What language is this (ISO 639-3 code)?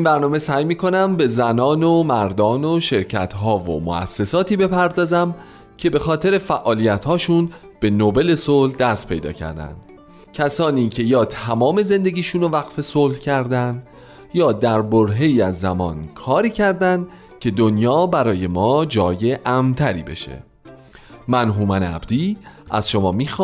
fas